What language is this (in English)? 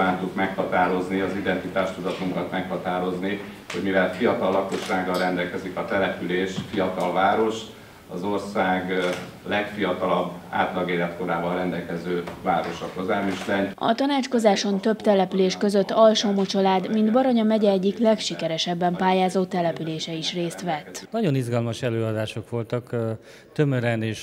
Hungarian